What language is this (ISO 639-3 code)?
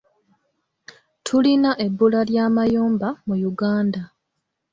lug